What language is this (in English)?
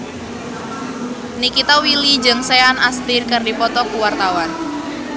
Sundanese